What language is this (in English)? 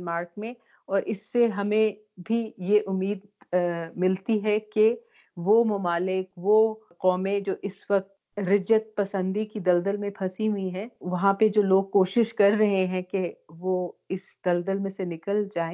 Urdu